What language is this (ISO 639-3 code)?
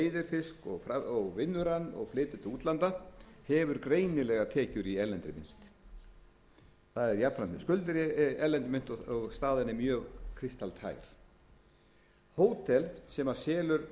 isl